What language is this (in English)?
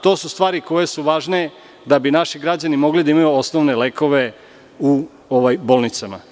Serbian